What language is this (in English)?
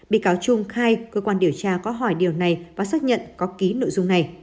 Vietnamese